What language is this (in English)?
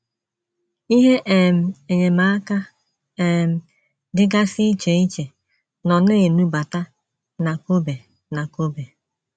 Igbo